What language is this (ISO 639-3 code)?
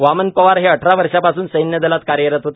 mar